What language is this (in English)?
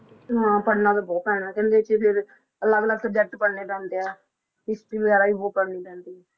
Punjabi